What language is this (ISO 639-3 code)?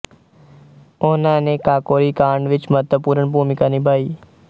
pan